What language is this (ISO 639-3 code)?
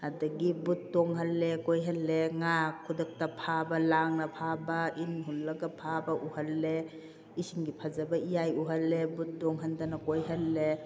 mni